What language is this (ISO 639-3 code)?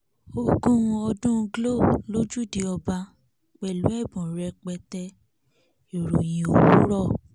yor